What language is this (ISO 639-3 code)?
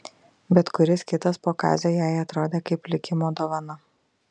lit